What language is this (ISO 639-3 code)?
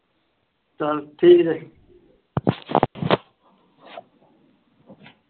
pan